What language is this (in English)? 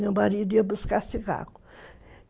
Portuguese